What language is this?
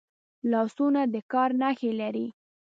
Pashto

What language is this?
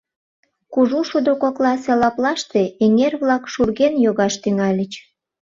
Mari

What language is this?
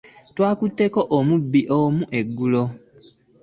Ganda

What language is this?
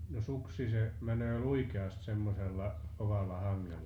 Finnish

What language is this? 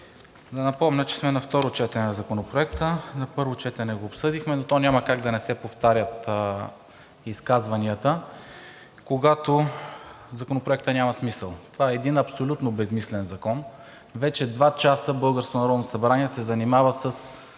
Bulgarian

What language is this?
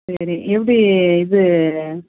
Tamil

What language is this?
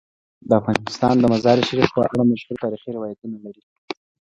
Pashto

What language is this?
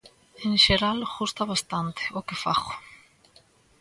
Galician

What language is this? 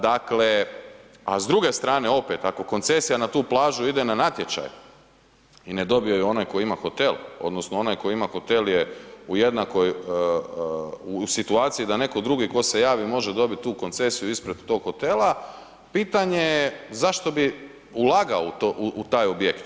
Croatian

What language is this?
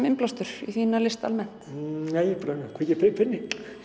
Icelandic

